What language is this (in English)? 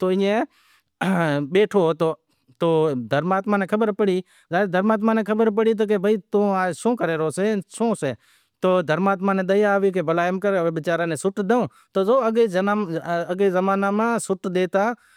Wadiyara Koli